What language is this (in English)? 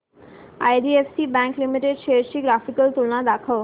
Marathi